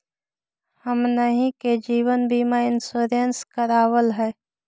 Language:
Magahi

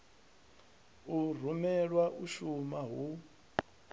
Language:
Venda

